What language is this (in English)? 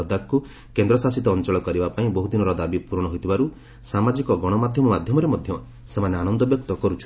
Odia